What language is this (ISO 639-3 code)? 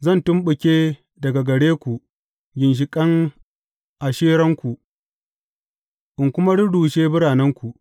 hau